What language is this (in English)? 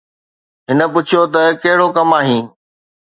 Sindhi